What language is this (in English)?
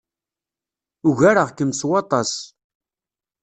Kabyle